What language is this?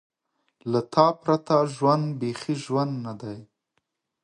Pashto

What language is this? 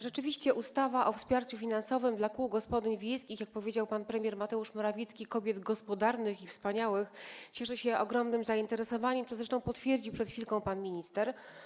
Polish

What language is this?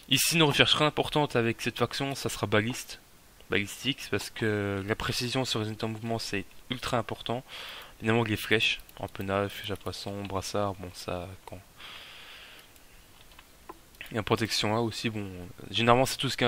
French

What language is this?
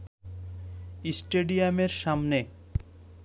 Bangla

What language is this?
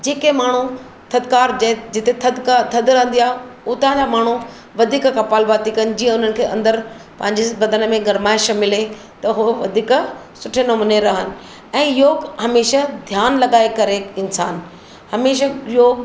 Sindhi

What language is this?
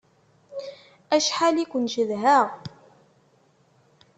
Kabyle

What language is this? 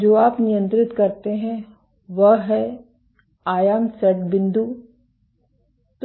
Hindi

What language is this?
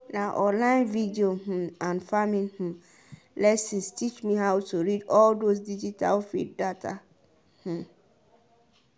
Nigerian Pidgin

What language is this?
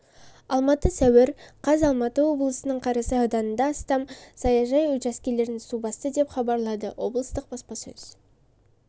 Kazakh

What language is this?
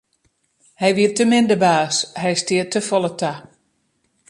Western Frisian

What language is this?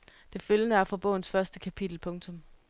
Danish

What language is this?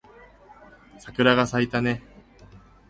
Japanese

